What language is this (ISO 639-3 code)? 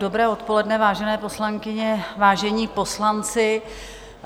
ces